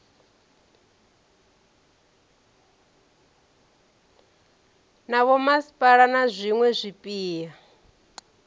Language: Venda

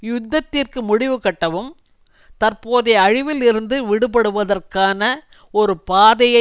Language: Tamil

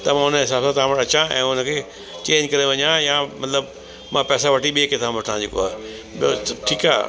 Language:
Sindhi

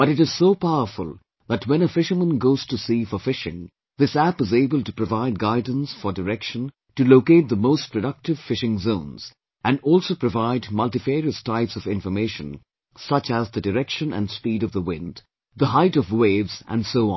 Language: English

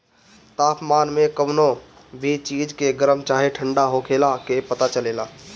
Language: Bhojpuri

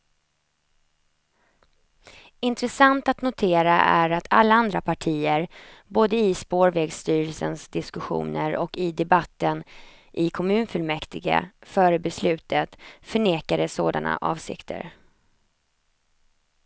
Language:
Swedish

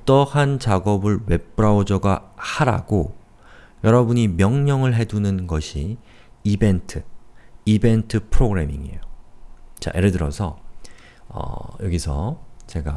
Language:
Korean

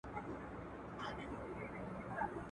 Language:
Pashto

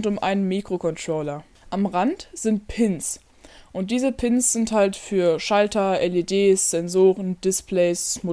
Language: German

